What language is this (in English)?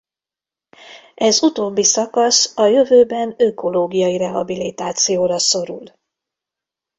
Hungarian